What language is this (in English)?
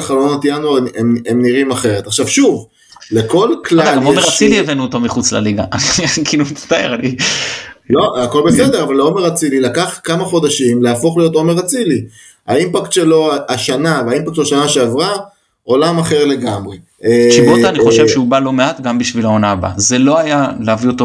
Hebrew